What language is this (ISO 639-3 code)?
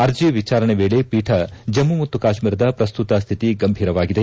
kan